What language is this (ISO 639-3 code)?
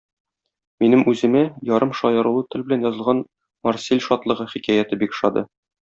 tat